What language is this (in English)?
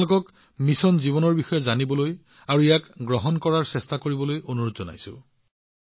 Assamese